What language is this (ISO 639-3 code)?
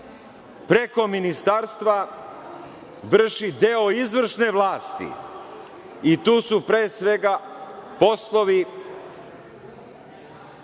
srp